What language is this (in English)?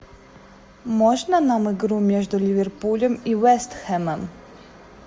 Russian